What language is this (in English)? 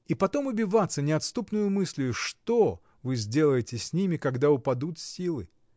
Russian